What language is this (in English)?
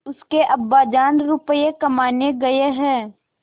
Hindi